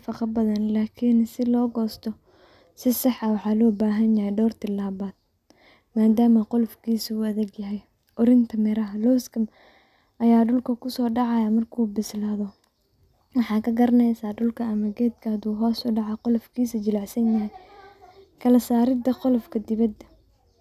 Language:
Somali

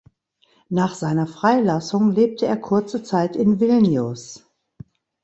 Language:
German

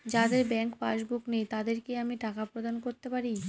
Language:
Bangla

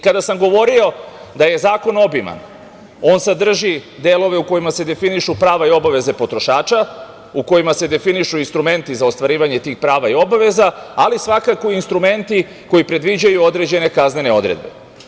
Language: Serbian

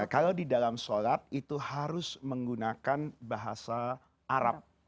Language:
Indonesian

